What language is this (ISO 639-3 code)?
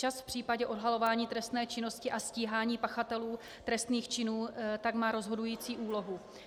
ces